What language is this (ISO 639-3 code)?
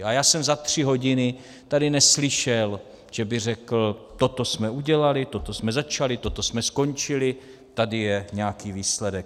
ces